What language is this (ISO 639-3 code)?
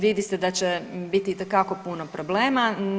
hrv